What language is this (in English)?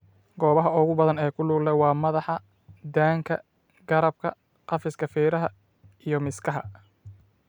Somali